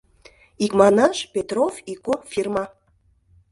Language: Mari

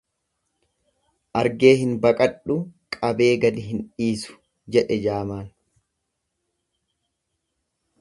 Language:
Oromo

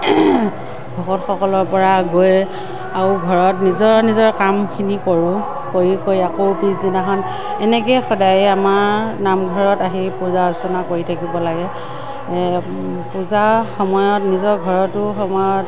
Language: Assamese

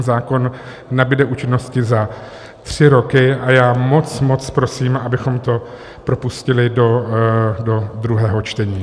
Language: Czech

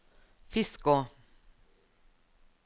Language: Norwegian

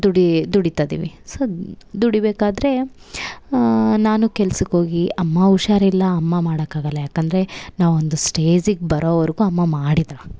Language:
Kannada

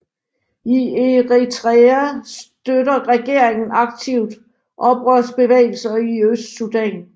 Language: Danish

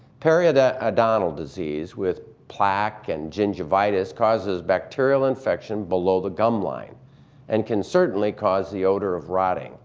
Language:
English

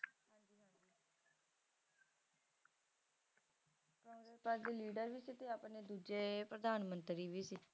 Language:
Punjabi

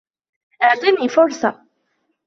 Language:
Arabic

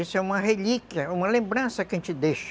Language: Portuguese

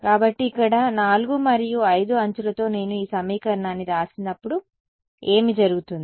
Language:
Telugu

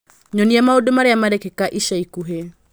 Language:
Kikuyu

